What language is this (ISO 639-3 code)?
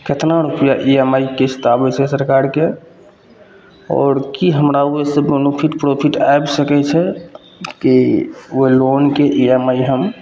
mai